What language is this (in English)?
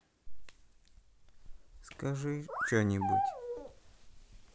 Russian